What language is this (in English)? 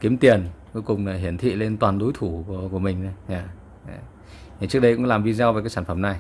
Vietnamese